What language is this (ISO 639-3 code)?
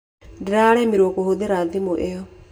kik